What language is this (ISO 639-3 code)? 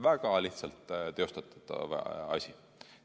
est